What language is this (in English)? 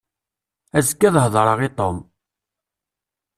Kabyle